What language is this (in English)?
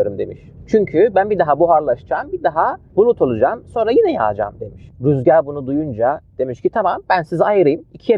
Turkish